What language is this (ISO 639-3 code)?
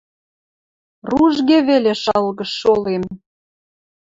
mrj